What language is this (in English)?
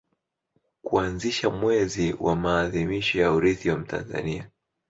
Swahili